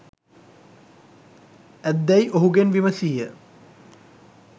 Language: Sinhala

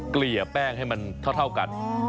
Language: Thai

